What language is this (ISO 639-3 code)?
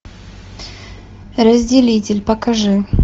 rus